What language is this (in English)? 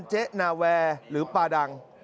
Thai